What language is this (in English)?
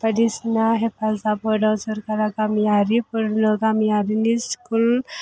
Bodo